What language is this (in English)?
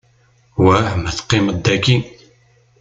Kabyle